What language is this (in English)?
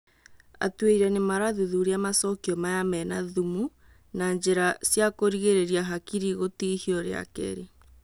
Kikuyu